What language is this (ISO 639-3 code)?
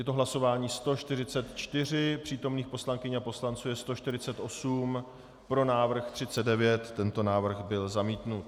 ces